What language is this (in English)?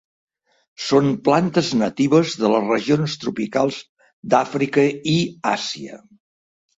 Catalan